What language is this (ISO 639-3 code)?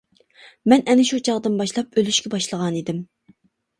uig